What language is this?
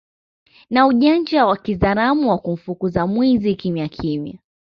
Swahili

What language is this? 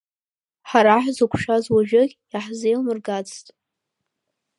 Abkhazian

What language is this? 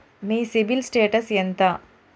Telugu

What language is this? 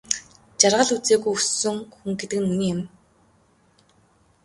Mongolian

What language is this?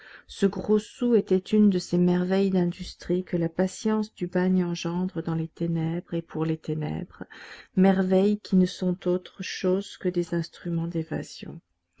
French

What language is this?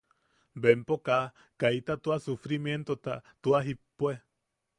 Yaqui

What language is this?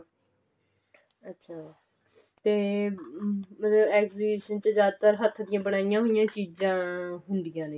Punjabi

